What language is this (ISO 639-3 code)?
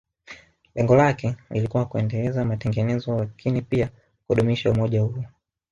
swa